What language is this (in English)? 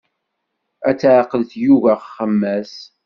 Kabyle